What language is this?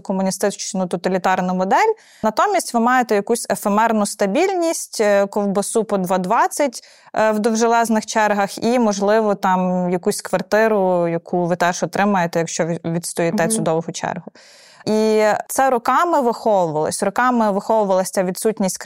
Ukrainian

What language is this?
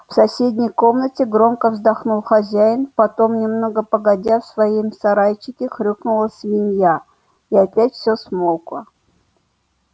Russian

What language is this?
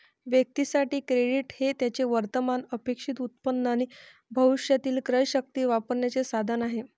Marathi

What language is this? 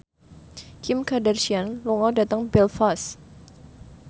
Javanese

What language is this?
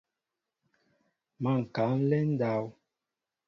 Mbo (Cameroon)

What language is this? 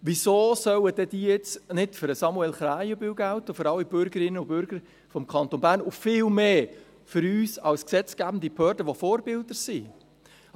Swiss German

